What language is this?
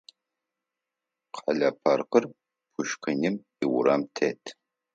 Adyghe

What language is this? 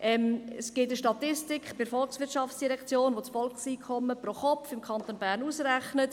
Swiss German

